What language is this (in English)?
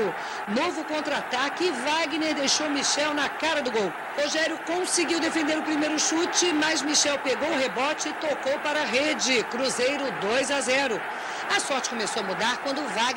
Portuguese